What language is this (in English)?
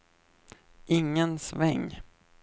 Swedish